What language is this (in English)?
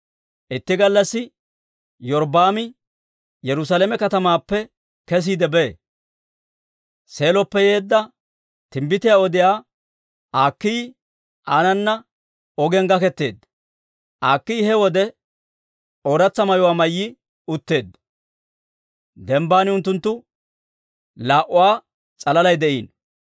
Dawro